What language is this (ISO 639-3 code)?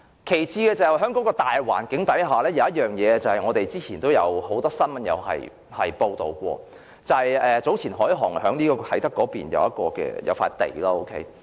yue